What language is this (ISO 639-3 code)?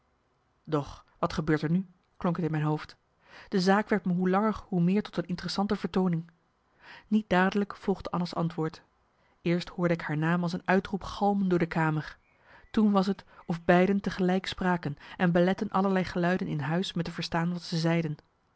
nld